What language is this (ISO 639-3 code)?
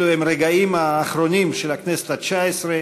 heb